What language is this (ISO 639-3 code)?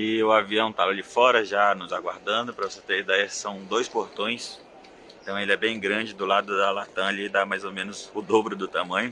por